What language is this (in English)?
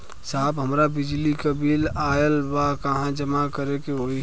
Bhojpuri